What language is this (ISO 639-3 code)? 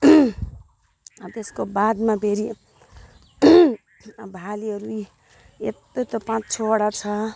nep